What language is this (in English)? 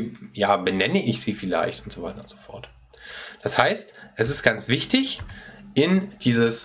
German